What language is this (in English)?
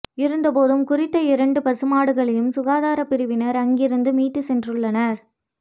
Tamil